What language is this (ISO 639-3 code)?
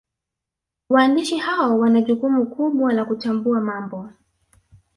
swa